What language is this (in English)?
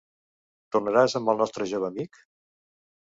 Catalan